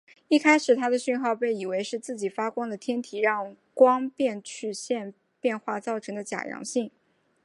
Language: Chinese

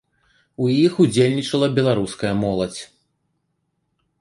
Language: Belarusian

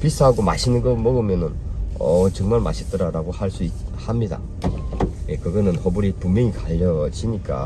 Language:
Korean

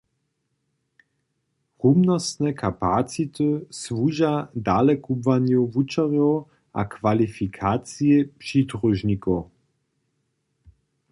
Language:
Upper Sorbian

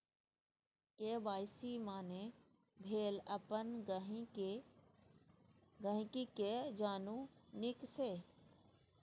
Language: Maithili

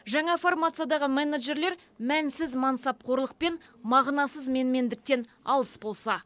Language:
Kazakh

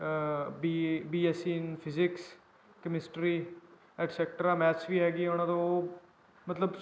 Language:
Punjabi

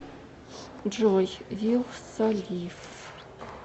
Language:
Russian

